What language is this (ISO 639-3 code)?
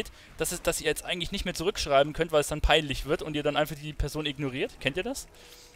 deu